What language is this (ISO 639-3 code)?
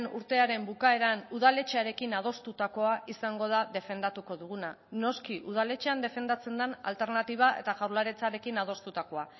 eus